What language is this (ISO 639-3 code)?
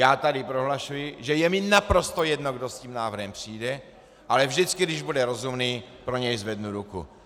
ces